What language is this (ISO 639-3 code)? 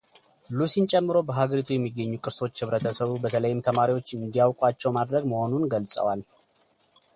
amh